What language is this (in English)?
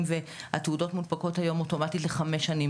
Hebrew